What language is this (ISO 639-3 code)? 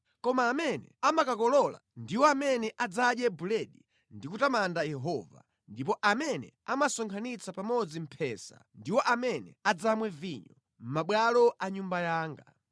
nya